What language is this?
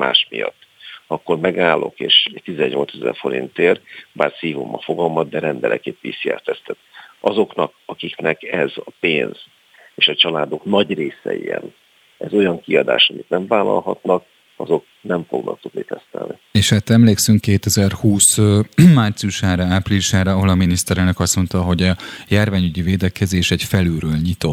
Hungarian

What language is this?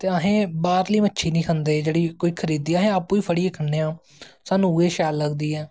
Dogri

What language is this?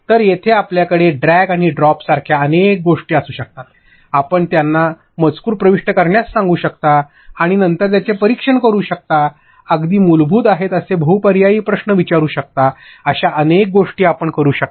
Marathi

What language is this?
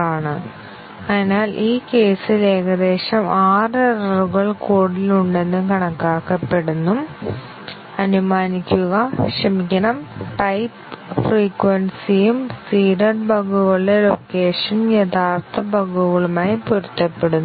Malayalam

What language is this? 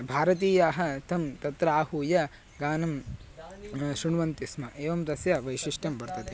Sanskrit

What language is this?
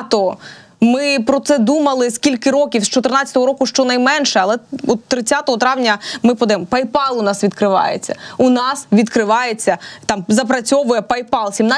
Ukrainian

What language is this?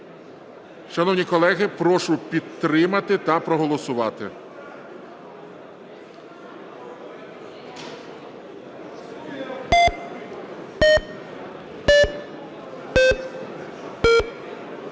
Ukrainian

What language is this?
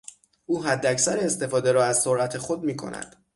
Persian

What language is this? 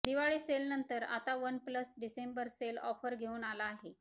Marathi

